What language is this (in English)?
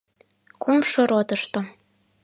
Mari